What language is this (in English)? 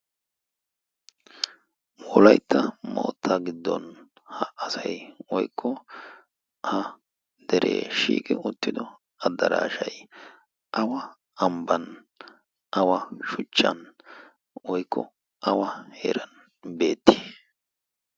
Wolaytta